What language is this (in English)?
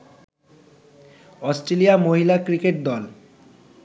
Bangla